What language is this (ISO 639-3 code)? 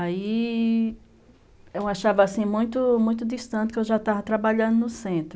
por